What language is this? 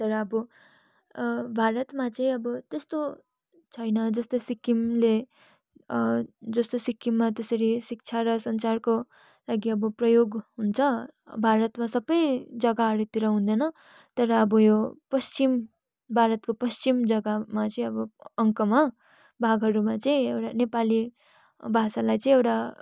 Nepali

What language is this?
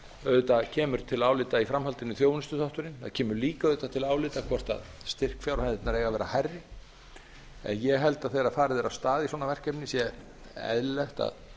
Icelandic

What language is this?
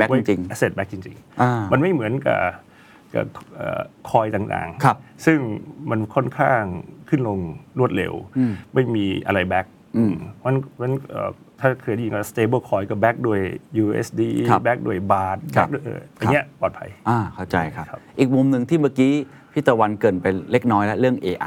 Thai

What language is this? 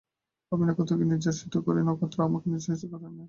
Bangla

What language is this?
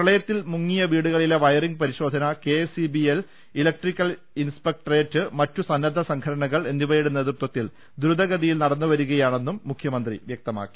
Malayalam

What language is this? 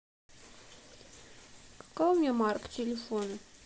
Russian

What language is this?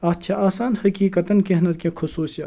Kashmiri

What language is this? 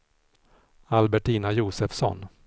Swedish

